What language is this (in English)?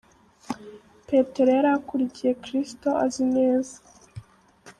Kinyarwanda